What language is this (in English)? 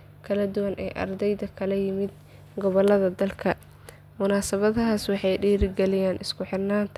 Somali